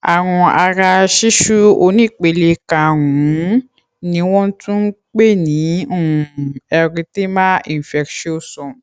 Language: Yoruba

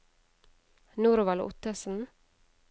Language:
Norwegian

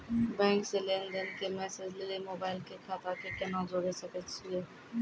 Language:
Maithili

